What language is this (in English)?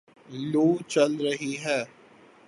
Urdu